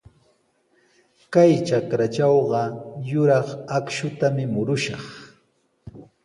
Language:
Sihuas Ancash Quechua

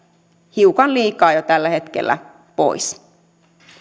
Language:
Finnish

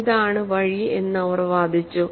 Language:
Malayalam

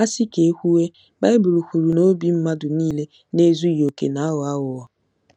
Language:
Igbo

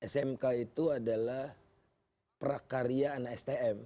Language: Indonesian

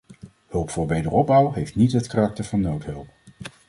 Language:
Dutch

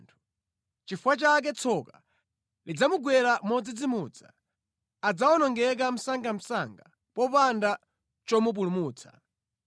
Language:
Nyanja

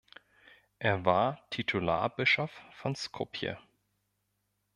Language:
German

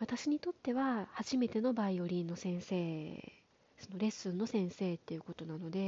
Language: Japanese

